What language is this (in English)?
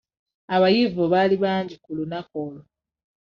Ganda